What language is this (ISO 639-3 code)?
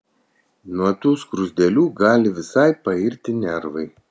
lit